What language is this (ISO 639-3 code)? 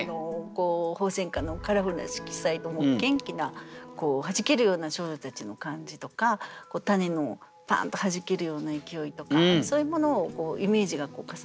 jpn